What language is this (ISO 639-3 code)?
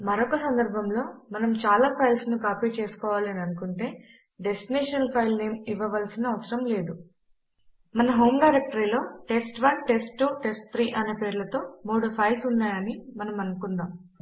tel